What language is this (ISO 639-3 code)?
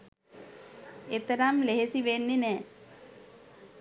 sin